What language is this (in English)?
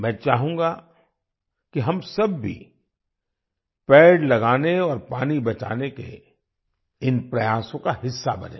Hindi